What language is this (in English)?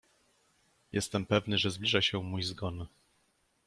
Polish